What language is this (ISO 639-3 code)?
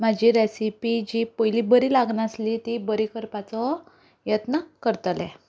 kok